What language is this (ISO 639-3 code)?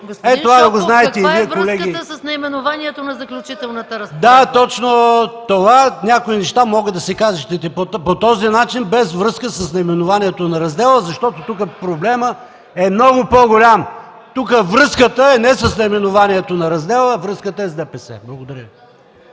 bul